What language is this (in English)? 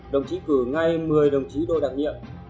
Vietnamese